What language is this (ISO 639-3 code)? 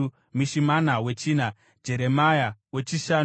sna